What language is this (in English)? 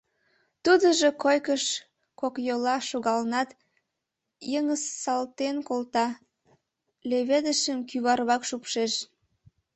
Mari